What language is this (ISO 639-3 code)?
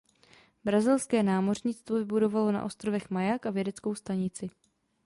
ces